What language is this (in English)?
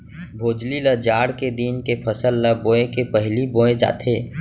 Chhattisgarhi